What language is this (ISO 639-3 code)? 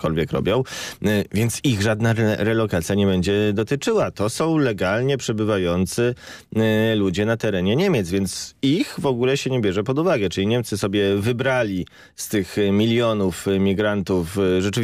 pol